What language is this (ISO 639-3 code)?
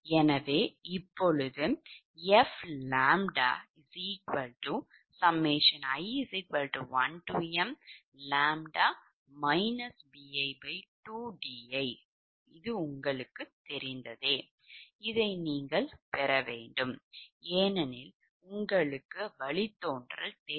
tam